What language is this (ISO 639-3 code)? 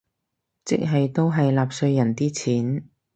yue